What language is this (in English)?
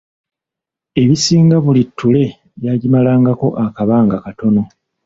Ganda